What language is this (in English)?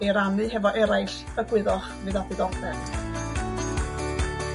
Welsh